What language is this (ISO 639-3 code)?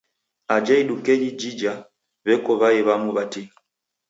dav